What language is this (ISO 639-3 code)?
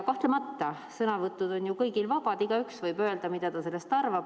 est